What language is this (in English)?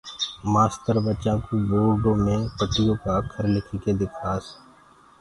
Gurgula